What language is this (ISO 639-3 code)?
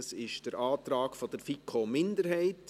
gsw